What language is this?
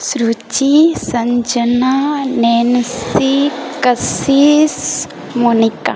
Maithili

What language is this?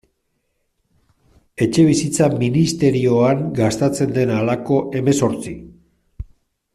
Basque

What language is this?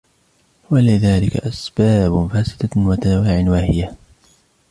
Arabic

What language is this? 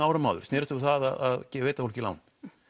Icelandic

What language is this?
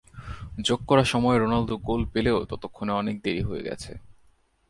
Bangla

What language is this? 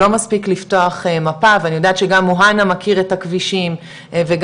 Hebrew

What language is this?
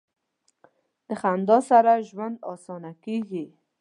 Pashto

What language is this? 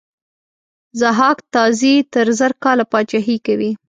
Pashto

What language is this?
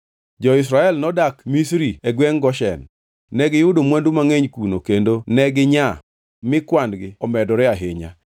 Luo (Kenya and Tanzania)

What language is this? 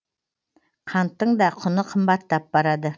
Kazakh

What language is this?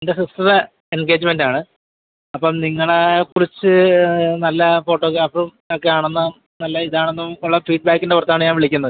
Malayalam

